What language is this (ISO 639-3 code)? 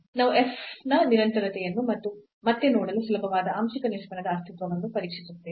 kan